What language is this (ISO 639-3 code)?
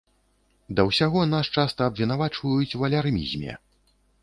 bel